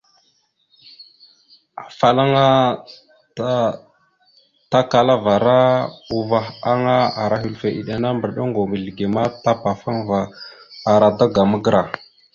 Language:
Mada (Cameroon)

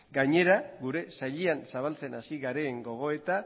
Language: Basque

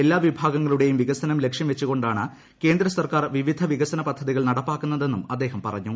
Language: Malayalam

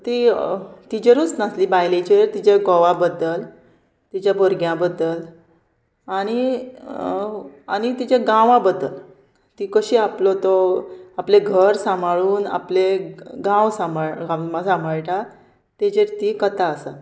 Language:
Konkani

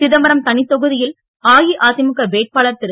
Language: Tamil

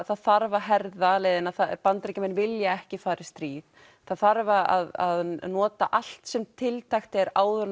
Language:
Icelandic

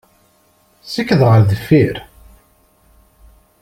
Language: Kabyle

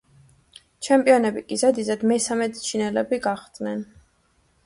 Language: Georgian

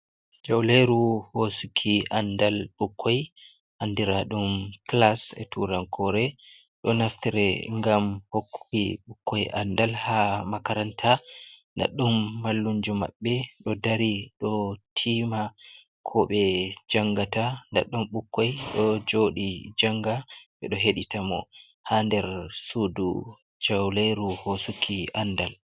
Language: Fula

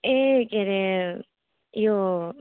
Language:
Nepali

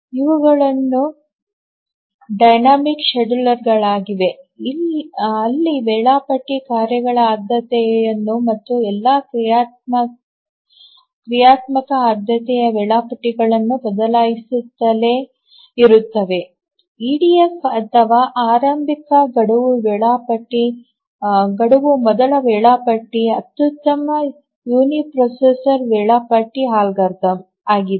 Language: Kannada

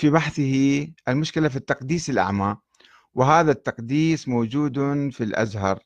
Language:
Arabic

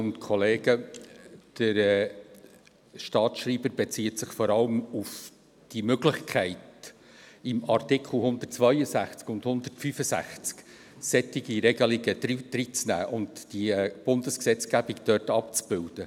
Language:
Swiss German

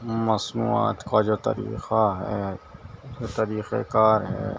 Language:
Urdu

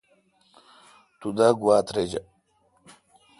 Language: Kalkoti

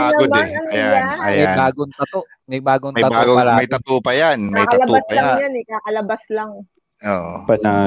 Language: Filipino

